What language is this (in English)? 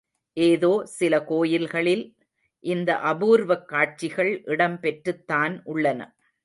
Tamil